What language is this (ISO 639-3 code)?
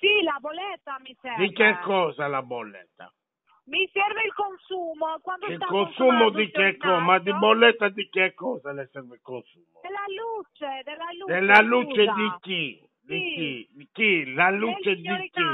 ita